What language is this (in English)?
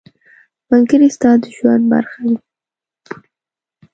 Pashto